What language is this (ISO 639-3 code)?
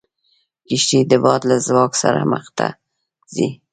pus